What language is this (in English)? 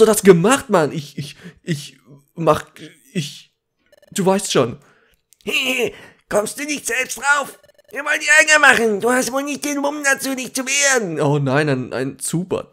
German